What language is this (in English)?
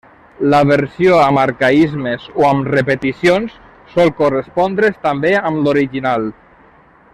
Catalan